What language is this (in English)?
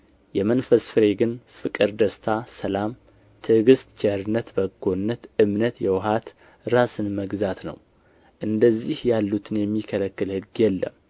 Amharic